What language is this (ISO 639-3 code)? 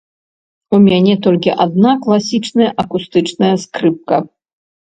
bel